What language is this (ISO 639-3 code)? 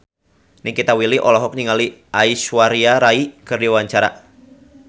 sun